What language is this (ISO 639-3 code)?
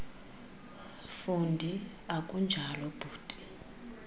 xho